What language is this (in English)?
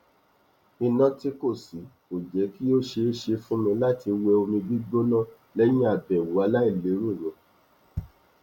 Yoruba